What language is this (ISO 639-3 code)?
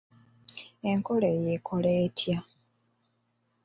lug